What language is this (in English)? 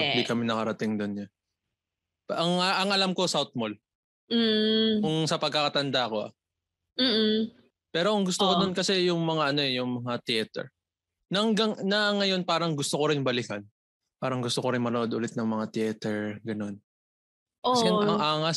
Filipino